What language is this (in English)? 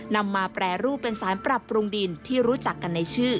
Thai